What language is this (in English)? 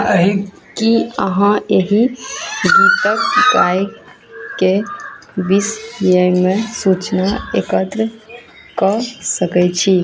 Maithili